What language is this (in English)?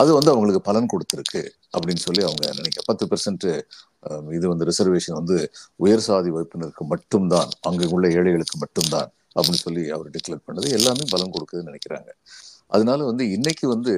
Tamil